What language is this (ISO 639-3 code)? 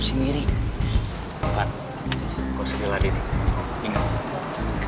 ind